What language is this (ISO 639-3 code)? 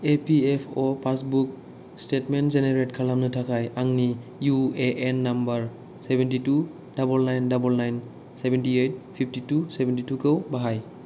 brx